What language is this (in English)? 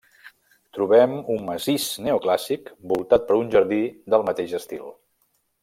Catalan